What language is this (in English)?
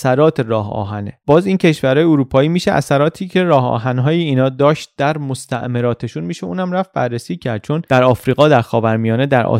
Persian